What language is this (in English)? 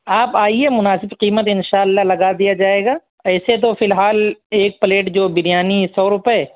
Urdu